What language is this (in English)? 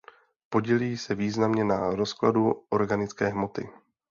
Czech